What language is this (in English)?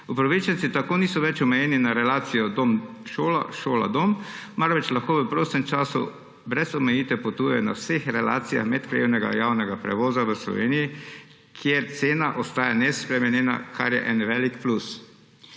Slovenian